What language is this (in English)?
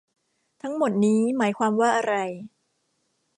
Thai